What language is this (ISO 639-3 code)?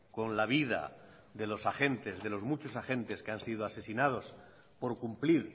spa